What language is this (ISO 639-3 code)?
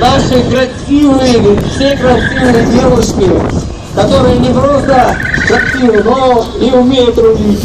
rus